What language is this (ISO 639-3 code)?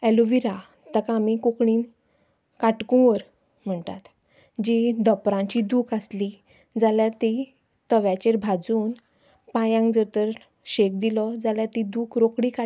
kok